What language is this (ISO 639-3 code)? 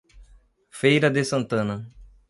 por